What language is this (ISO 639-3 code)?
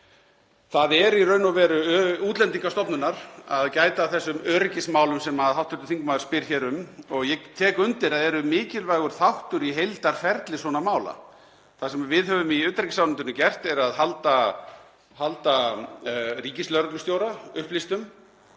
isl